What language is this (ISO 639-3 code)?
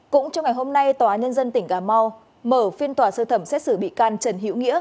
vie